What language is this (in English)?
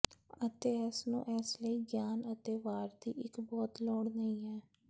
Punjabi